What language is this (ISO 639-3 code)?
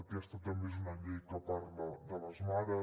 cat